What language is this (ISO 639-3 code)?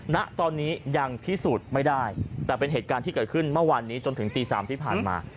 tha